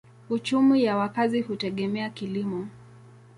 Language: Swahili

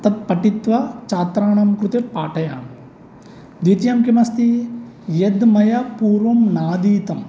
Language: Sanskrit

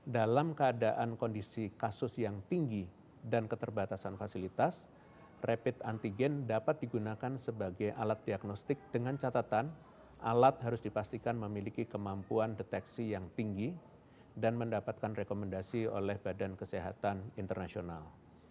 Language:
Indonesian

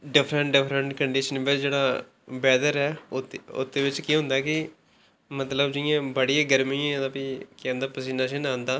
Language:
Dogri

